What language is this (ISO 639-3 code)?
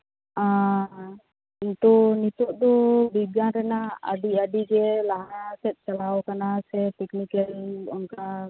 sat